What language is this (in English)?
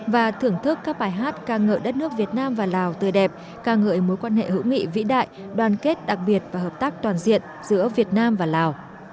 Vietnamese